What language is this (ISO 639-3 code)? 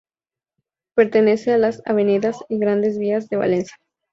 spa